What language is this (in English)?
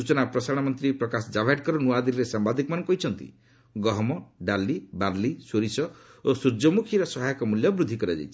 Odia